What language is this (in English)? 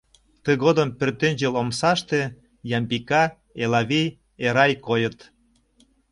Mari